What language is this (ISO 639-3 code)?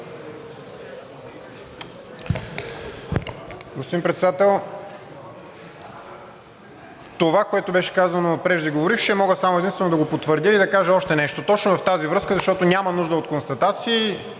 bul